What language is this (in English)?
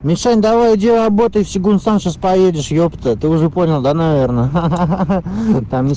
Russian